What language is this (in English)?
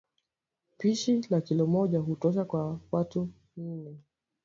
Swahili